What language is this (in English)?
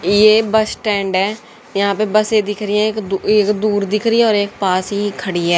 Hindi